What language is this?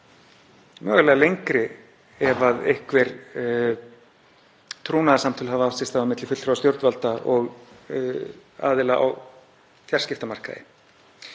Icelandic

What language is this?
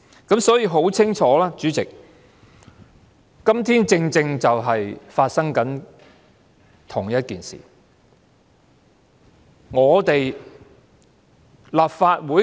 Cantonese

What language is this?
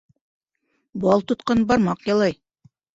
Bashkir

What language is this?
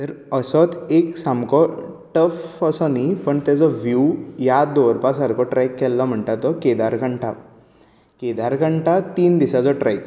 Konkani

